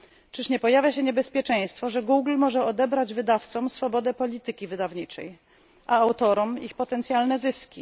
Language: Polish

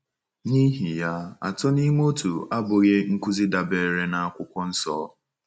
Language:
Igbo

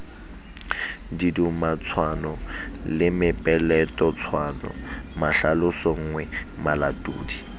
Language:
Southern Sotho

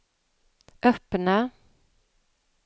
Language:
Swedish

